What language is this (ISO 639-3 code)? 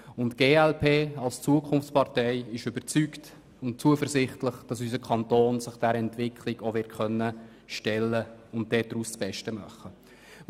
gsw